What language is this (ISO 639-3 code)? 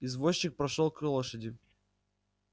rus